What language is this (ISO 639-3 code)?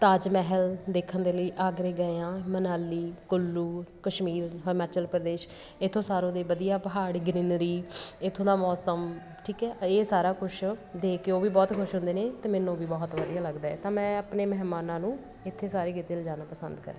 pan